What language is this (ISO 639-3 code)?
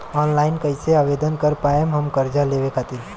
bho